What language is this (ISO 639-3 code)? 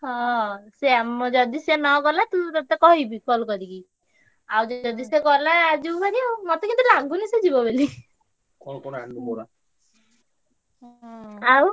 ori